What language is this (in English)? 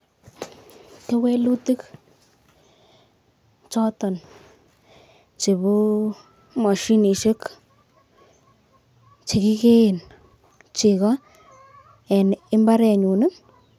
Kalenjin